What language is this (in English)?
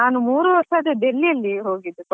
Kannada